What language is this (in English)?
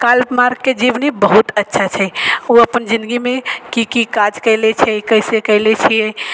Maithili